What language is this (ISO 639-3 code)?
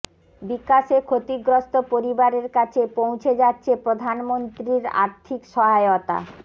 ben